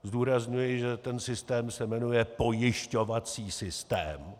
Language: Czech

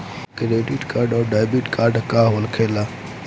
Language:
Bhojpuri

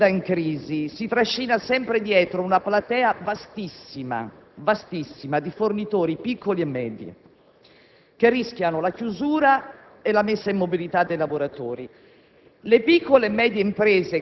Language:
Italian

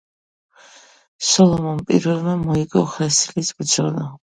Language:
Georgian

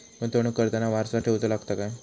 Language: Marathi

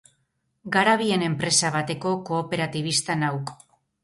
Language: Basque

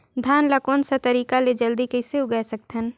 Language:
Chhattisgarhi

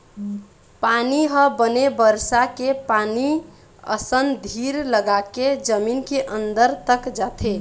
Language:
Chhattisgarhi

